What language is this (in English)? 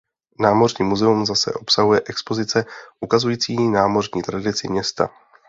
Czech